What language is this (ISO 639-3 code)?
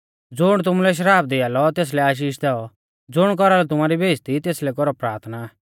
bfz